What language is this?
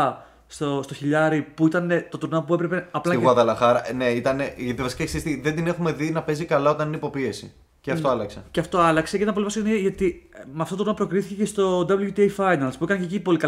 Greek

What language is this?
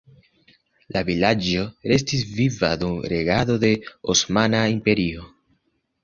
Esperanto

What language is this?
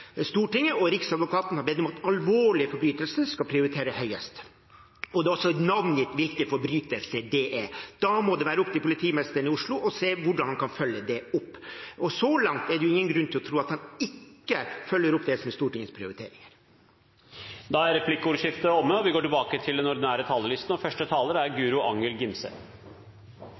Norwegian Bokmål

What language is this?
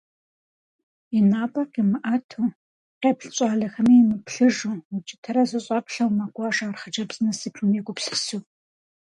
Kabardian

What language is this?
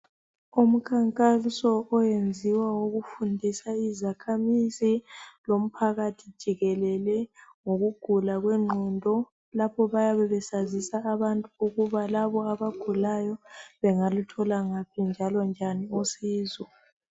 North Ndebele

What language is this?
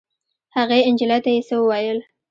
Pashto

